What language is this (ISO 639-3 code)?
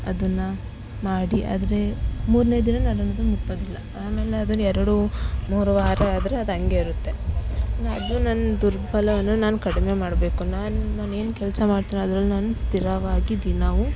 kan